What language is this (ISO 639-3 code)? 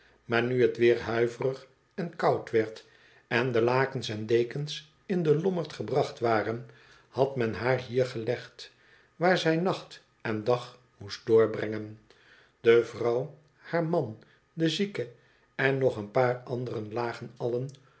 nld